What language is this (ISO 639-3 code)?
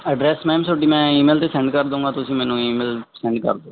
pan